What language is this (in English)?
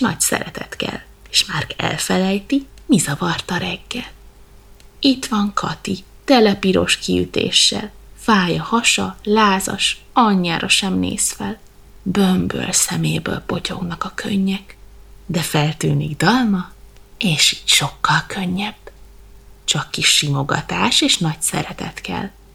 Hungarian